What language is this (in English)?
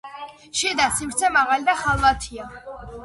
Georgian